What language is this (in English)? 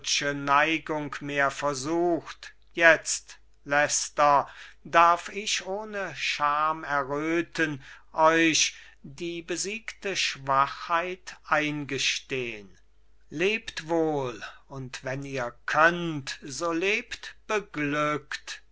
German